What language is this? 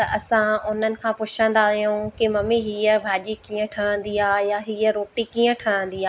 Sindhi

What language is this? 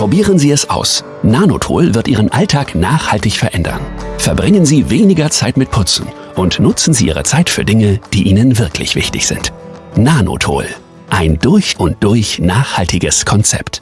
German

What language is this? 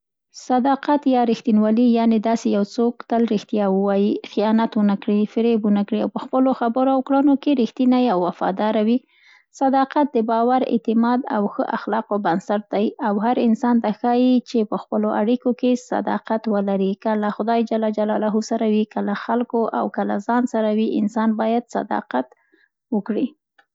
Central Pashto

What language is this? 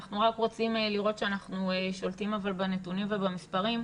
Hebrew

